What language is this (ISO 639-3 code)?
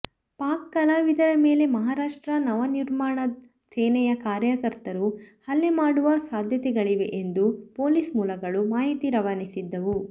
kan